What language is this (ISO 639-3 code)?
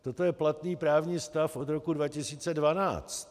ces